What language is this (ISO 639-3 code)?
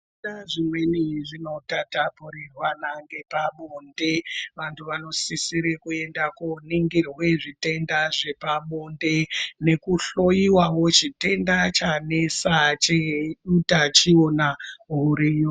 ndc